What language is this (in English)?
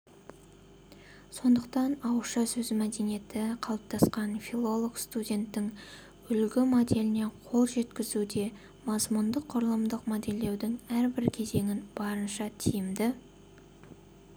Kazakh